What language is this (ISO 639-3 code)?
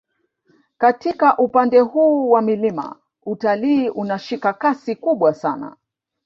swa